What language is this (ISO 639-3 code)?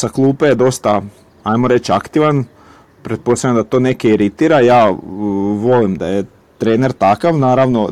hrv